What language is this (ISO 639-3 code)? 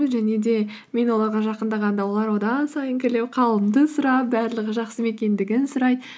kaz